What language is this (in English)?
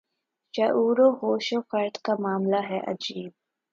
Urdu